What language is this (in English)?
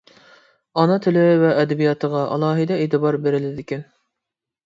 Uyghur